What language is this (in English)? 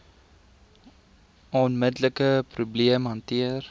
Afrikaans